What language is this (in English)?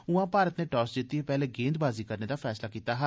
Dogri